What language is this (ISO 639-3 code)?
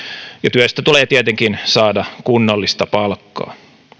fin